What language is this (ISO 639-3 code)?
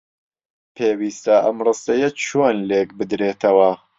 ckb